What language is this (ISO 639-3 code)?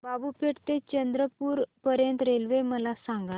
mar